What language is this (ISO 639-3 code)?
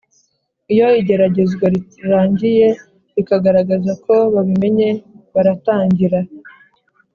kin